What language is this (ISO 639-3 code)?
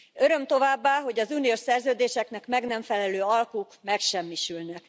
hun